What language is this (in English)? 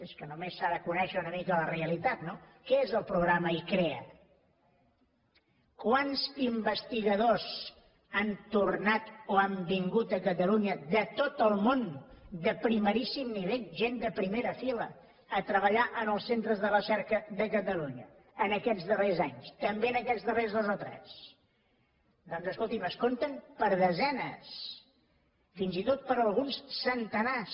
Catalan